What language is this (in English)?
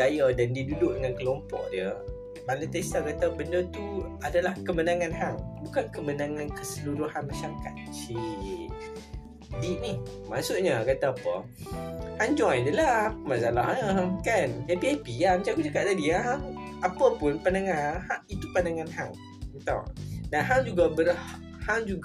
Malay